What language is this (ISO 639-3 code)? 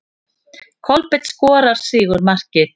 isl